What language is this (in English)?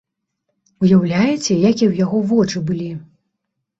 Belarusian